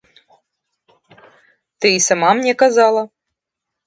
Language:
Belarusian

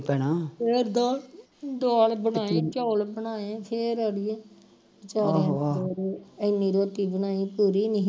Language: Punjabi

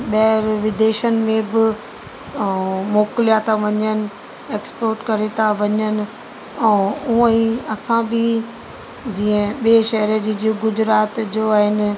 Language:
Sindhi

